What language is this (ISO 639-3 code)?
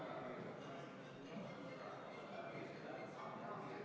est